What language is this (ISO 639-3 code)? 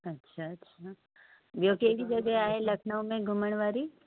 snd